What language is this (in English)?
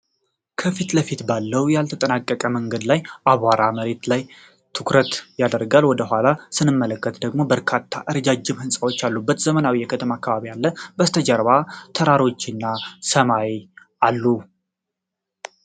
Amharic